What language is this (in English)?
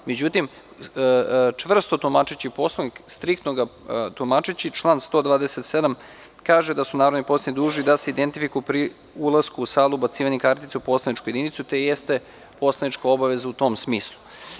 Serbian